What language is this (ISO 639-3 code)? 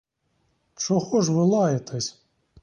ukr